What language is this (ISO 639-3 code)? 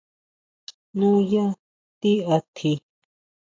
mau